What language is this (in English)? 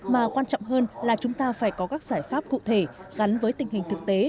Vietnamese